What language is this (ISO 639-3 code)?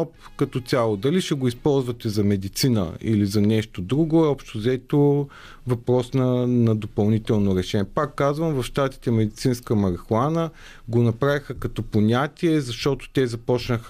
bul